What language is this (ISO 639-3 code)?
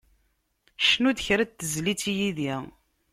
kab